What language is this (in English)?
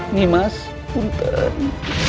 Indonesian